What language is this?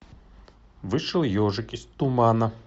Russian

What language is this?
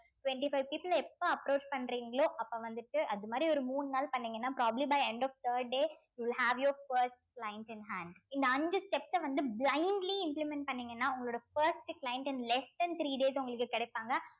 Tamil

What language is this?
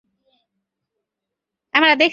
Bangla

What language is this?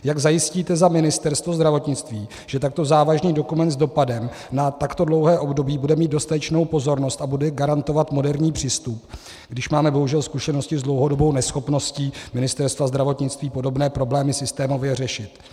Czech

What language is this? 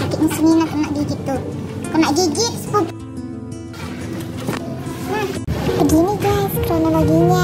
Indonesian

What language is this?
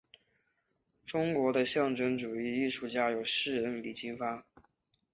Chinese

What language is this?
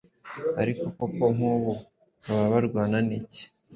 Kinyarwanda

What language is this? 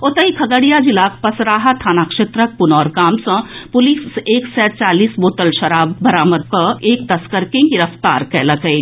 Maithili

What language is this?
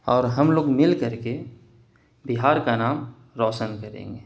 Urdu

